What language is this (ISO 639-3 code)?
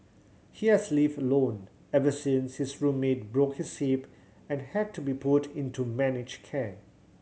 eng